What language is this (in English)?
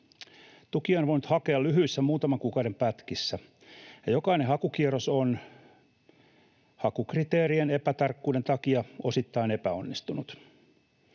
Finnish